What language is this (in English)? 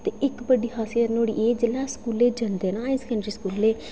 Dogri